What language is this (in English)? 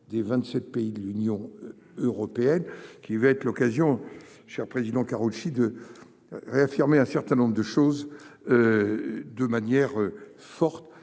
French